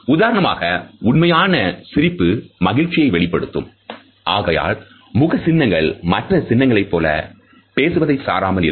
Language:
Tamil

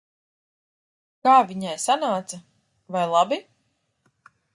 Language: Latvian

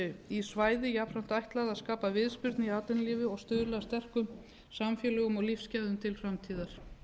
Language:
Icelandic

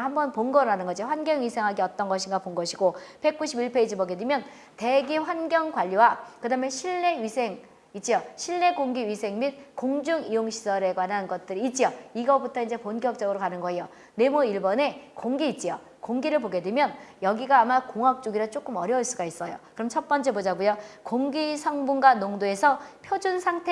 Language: Korean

